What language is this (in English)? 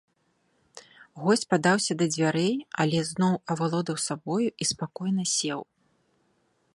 Belarusian